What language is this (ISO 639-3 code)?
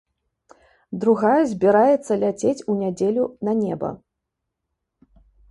bel